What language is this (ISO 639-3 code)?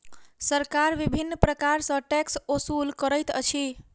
mai